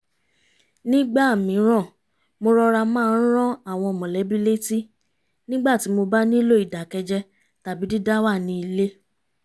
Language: Yoruba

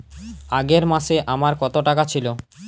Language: Bangla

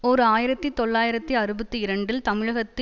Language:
Tamil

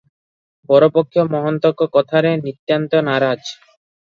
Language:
Odia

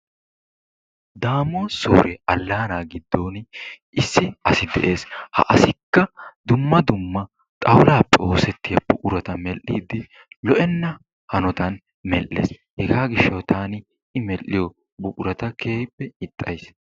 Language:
Wolaytta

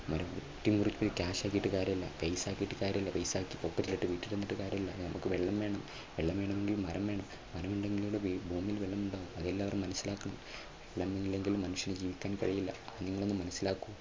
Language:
Malayalam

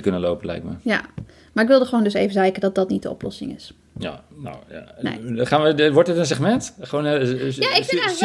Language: Dutch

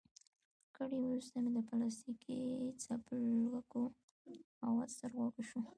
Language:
Pashto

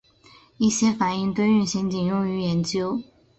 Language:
Chinese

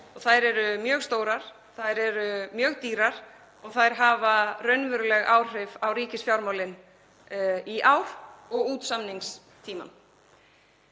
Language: Icelandic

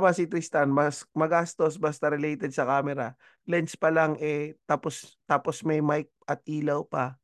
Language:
Filipino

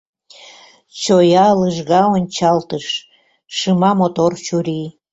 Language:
Mari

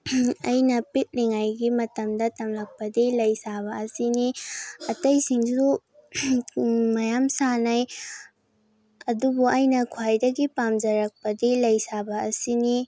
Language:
Manipuri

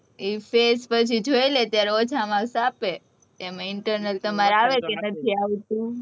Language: Gujarati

